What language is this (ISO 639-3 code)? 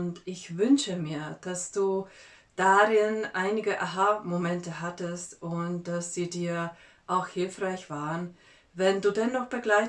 deu